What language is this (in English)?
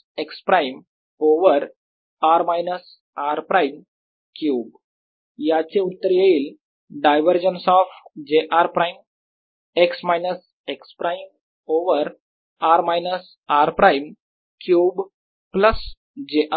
Marathi